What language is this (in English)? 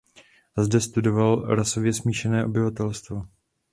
Czech